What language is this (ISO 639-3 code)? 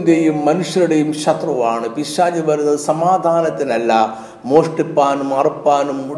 mal